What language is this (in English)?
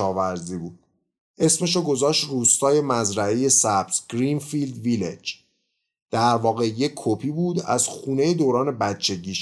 Persian